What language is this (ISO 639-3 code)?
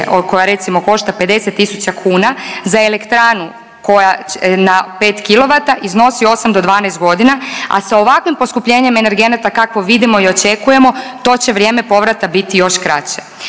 hrv